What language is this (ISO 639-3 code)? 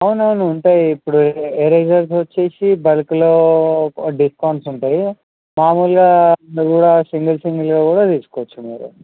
tel